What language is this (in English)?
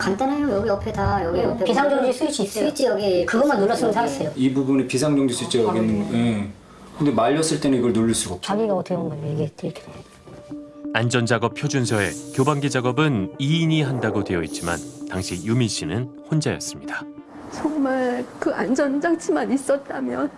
Korean